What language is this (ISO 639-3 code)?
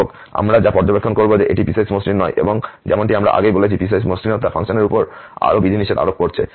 ben